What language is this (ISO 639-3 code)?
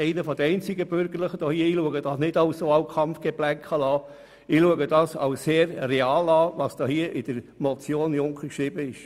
gsw